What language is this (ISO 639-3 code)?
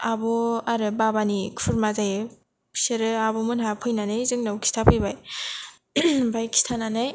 brx